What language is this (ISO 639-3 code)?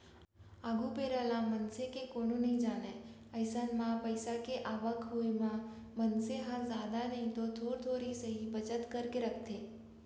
hne